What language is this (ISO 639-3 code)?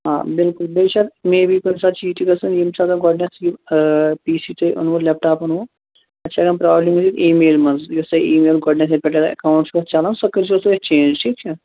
kas